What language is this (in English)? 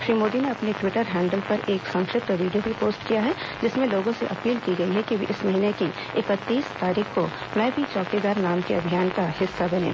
Hindi